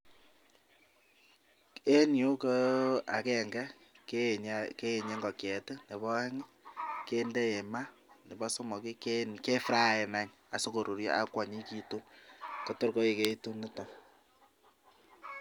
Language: Kalenjin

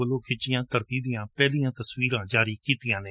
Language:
Punjabi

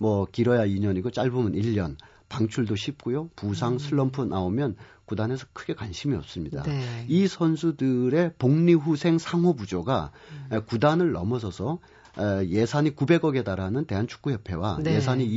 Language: Korean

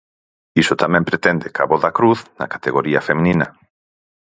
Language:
Galician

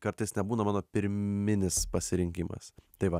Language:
Lithuanian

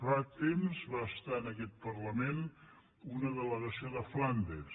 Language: Catalan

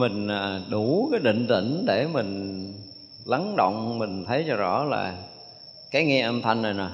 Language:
Vietnamese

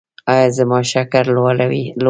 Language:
Pashto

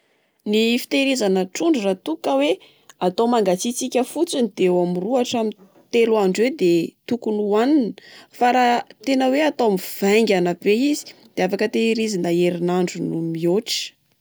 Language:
Malagasy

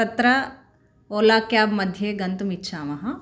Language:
Sanskrit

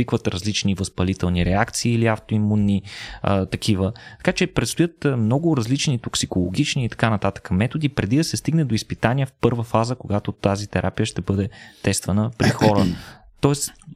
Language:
Bulgarian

